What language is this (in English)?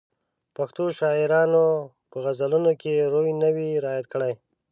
Pashto